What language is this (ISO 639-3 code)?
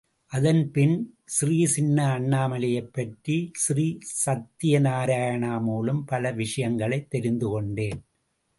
tam